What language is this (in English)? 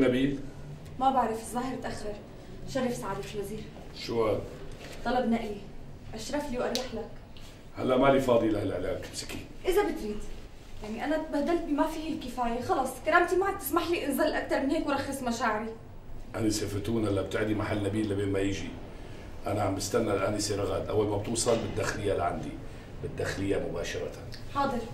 Arabic